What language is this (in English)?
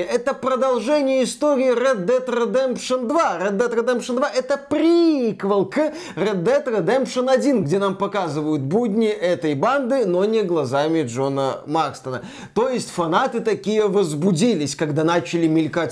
Russian